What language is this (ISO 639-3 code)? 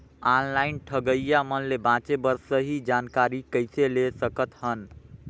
hne